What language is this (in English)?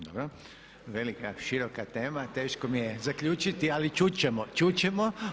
Croatian